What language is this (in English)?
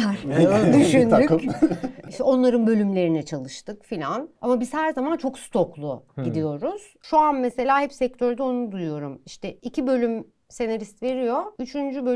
Turkish